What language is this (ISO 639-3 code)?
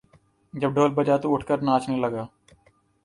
urd